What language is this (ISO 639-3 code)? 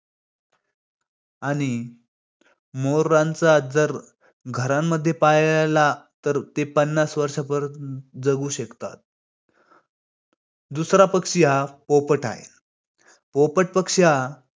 mar